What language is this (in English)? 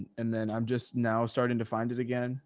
English